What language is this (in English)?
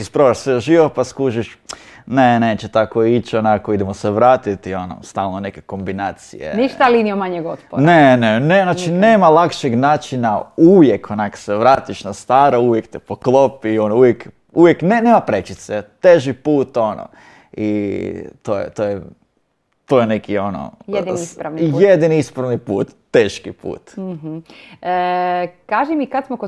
Croatian